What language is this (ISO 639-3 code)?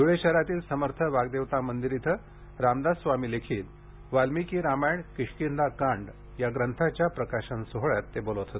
mar